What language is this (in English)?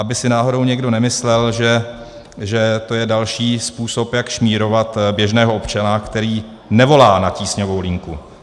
Czech